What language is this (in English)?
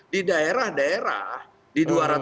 Indonesian